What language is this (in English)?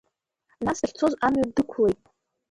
Abkhazian